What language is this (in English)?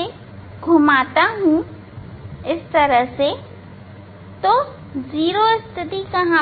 Hindi